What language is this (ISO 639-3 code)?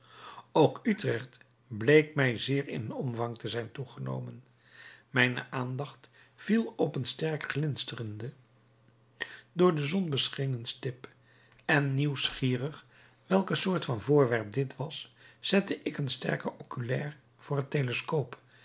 nld